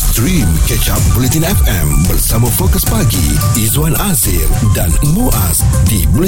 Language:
Malay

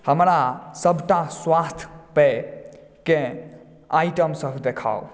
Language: Maithili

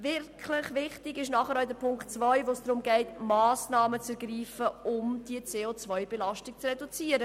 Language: Swiss German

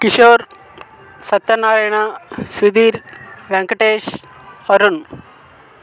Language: Telugu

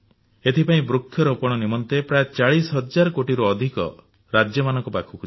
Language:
Odia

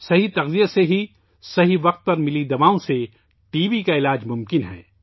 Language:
Urdu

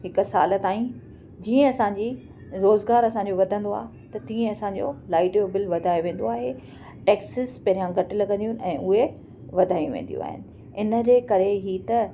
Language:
Sindhi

